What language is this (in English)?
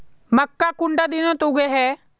Magahi